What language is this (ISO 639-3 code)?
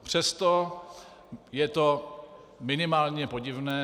ces